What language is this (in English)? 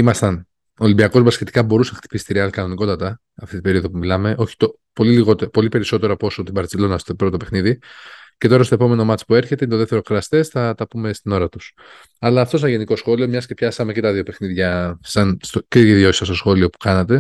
Greek